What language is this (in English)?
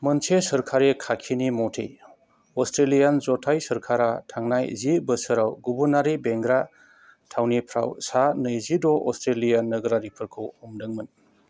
Bodo